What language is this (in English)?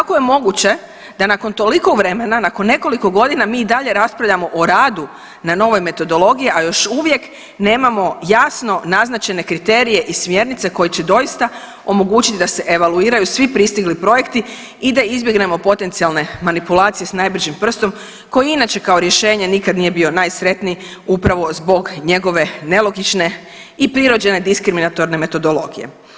Croatian